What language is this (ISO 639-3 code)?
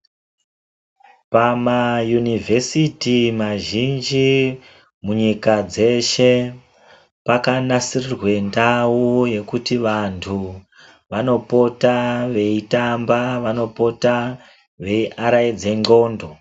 ndc